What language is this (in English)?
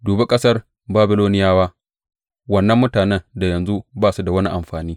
Hausa